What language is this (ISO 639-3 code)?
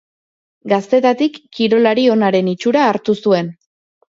eus